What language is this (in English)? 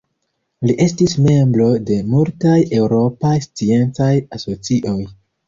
Esperanto